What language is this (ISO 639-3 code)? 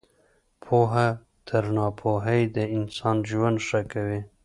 pus